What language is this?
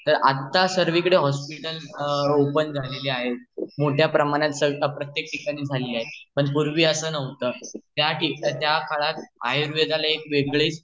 Marathi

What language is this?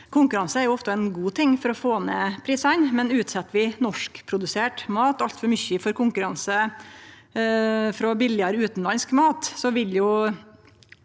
Norwegian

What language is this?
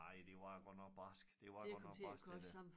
Danish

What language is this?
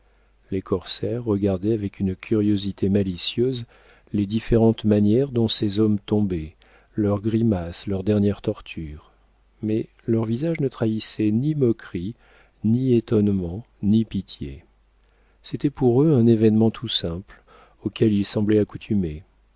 French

